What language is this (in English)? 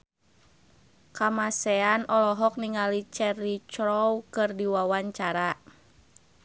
Sundanese